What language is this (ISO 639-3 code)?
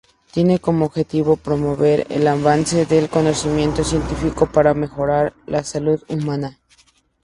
spa